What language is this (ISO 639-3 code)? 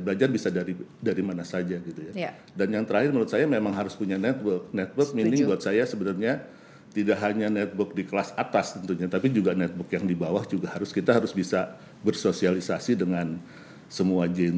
ind